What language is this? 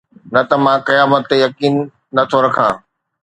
Sindhi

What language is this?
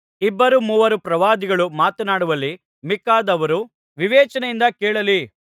Kannada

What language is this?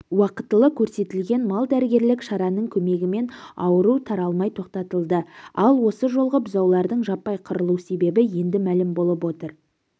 Kazakh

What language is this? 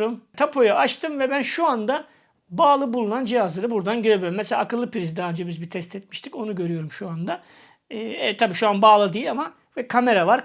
Turkish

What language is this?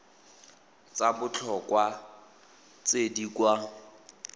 Tswana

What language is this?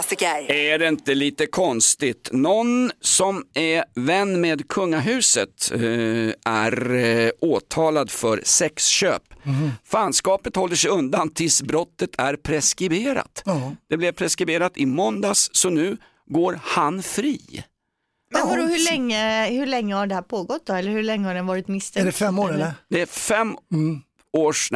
Swedish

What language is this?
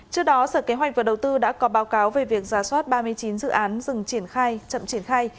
Vietnamese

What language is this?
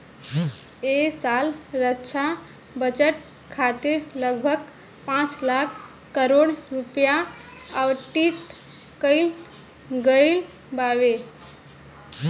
Bhojpuri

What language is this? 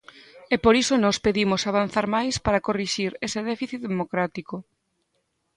Galician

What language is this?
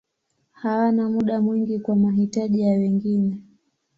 Swahili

